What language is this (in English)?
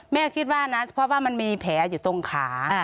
Thai